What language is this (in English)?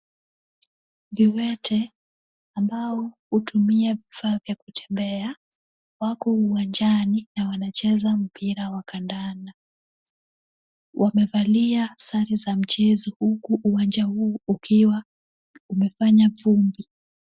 Swahili